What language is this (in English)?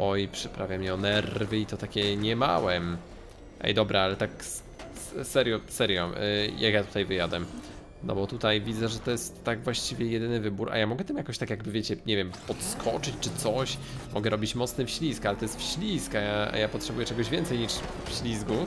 Polish